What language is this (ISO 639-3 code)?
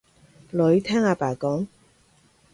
yue